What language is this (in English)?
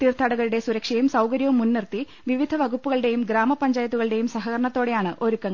Malayalam